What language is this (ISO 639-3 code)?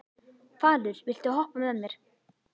isl